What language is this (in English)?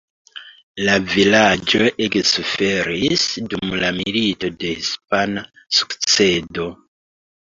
Esperanto